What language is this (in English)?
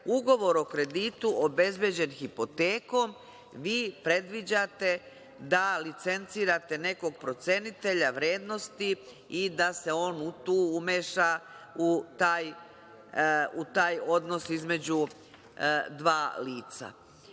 Serbian